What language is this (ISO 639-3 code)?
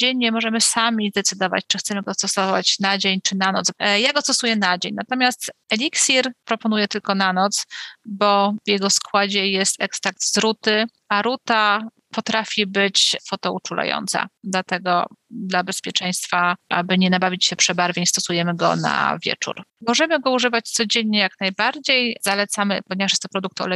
pol